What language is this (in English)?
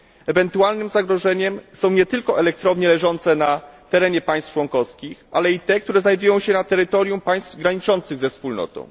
Polish